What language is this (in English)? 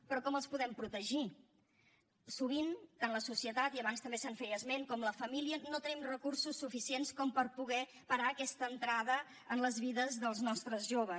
Catalan